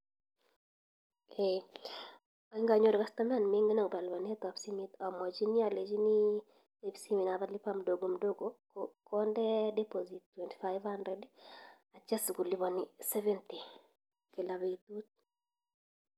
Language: Kalenjin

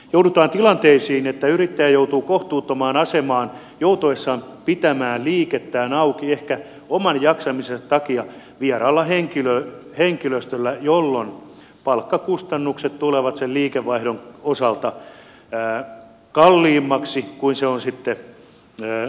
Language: Finnish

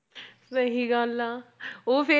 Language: Punjabi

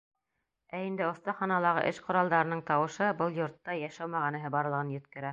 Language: Bashkir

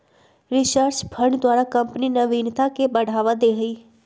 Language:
Magahi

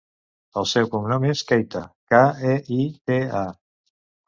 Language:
Catalan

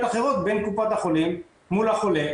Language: Hebrew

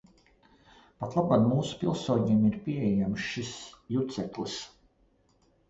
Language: Latvian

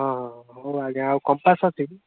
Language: Odia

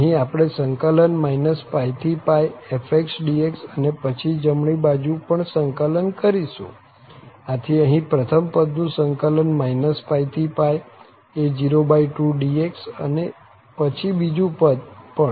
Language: Gujarati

